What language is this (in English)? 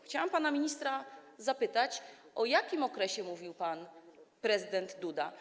Polish